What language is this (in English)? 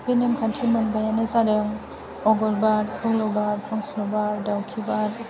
Bodo